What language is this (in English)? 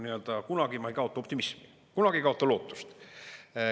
Estonian